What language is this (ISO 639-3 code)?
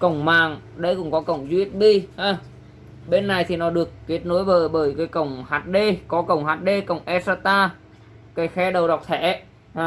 vie